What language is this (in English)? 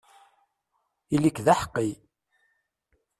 Kabyle